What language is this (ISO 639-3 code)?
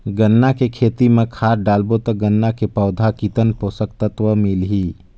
hne